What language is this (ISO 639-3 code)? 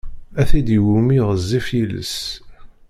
kab